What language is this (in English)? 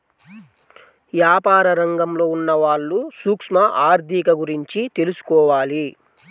Telugu